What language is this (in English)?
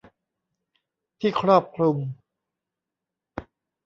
Thai